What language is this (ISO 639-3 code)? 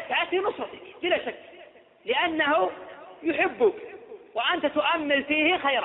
ara